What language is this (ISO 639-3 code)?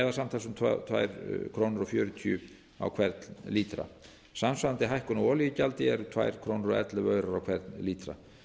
isl